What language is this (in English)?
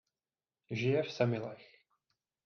Czech